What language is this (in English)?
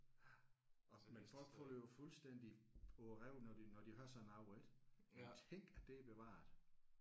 Danish